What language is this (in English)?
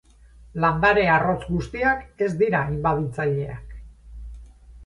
Basque